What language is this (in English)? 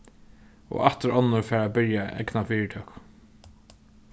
Faroese